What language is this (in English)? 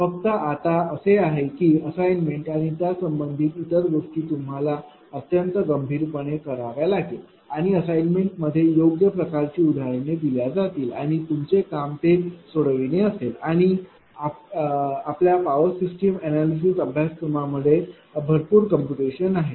Marathi